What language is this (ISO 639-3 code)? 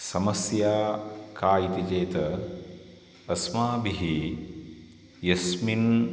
san